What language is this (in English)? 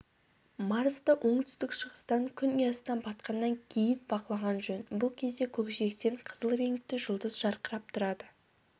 Kazakh